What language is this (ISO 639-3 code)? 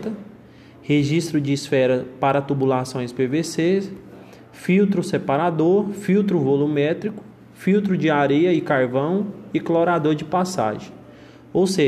por